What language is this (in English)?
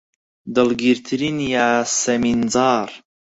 Central Kurdish